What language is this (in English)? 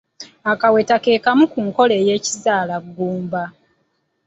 Ganda